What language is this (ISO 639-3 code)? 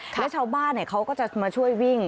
tha